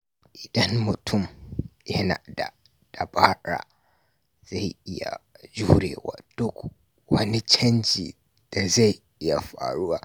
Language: Hausa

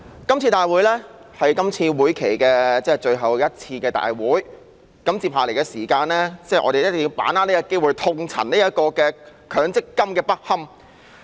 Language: Cantonese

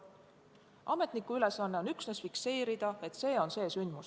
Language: Estonian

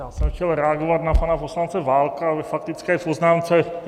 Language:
Czech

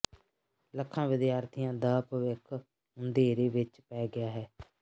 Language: Punjabi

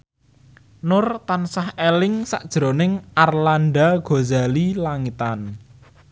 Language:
Javanese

